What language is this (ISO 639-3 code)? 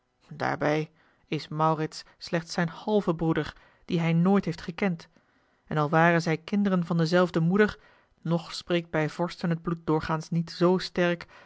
nld